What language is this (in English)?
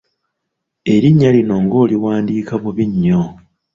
Ganda